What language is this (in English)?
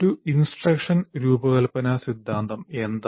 Malayalam